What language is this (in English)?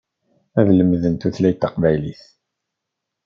Kabyle